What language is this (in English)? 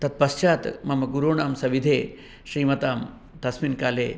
Sanskrit